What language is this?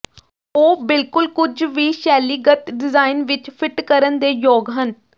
Punjabi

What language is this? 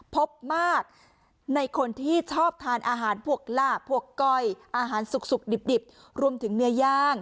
Thai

